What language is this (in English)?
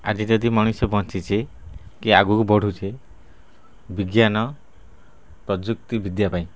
Odia